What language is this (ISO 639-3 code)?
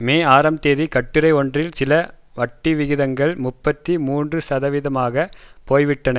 tam